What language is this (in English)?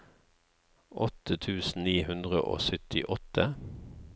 Norwegian